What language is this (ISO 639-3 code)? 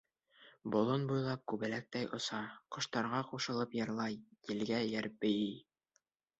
bak